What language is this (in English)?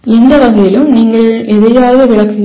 Tamil